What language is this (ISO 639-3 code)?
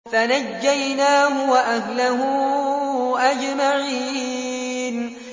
ara